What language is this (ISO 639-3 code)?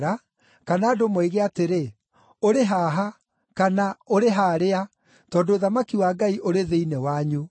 kik